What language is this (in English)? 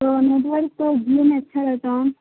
Urdu